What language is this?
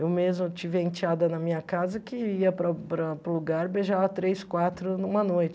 Portuguese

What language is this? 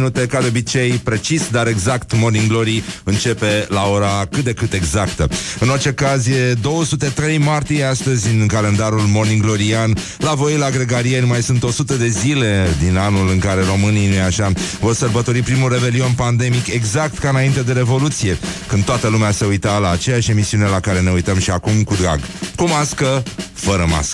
Romanian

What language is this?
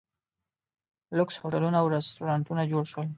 Pashto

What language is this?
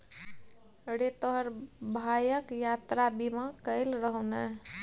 Maithili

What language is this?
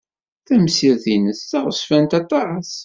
Kabyle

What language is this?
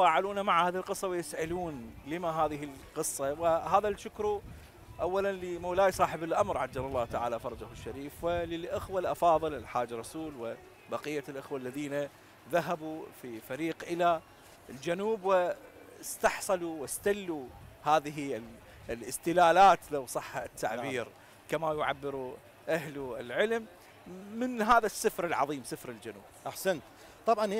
Arabic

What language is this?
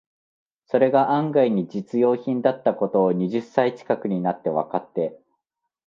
Japanese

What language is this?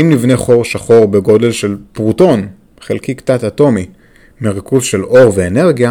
Hebrew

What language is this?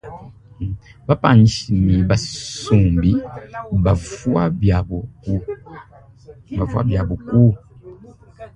Luba-Lulua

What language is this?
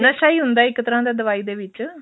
Punjabi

